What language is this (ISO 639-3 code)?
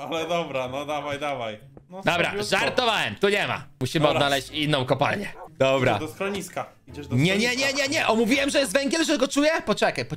pol